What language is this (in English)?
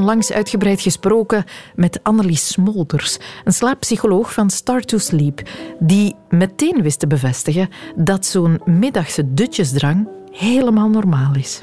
Dutch